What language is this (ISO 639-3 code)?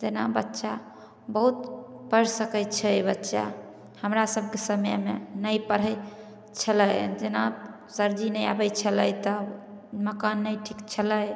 mai